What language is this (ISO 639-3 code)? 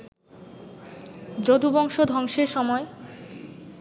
ben